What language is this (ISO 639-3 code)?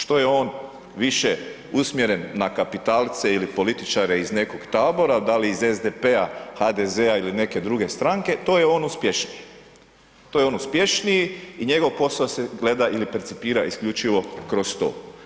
hrv